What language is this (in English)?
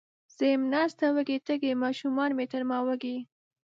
Pashto